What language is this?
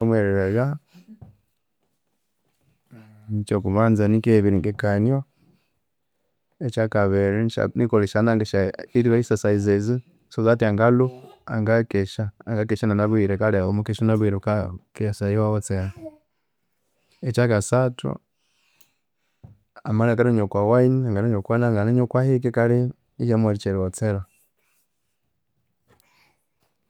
Konzo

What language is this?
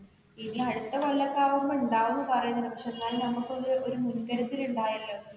Malayalam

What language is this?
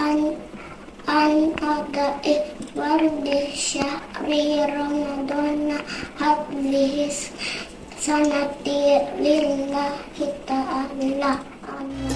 Indonesian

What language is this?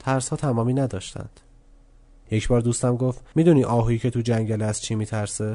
Persian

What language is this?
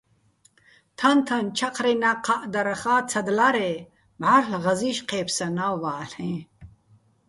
Bats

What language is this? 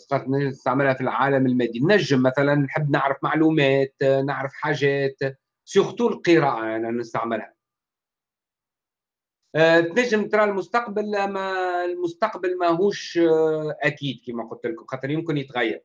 Arabic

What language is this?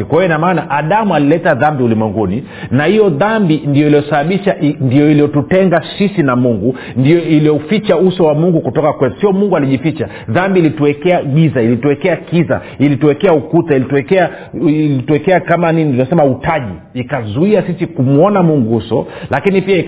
Swahili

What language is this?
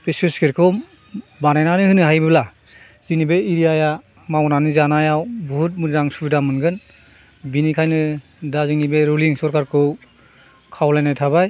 Bodo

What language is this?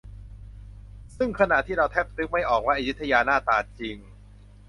Thai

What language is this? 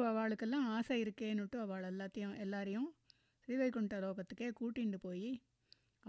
Tamil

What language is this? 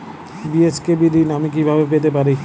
Bangla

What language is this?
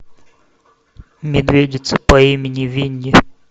Russian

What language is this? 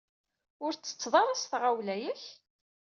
Kabyle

